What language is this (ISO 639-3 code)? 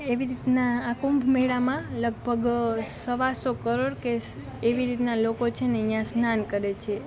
guj